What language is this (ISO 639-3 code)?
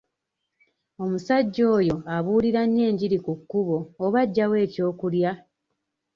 lug